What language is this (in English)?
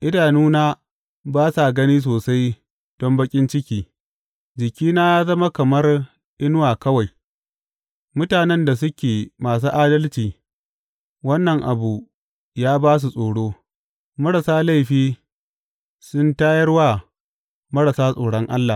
Hausa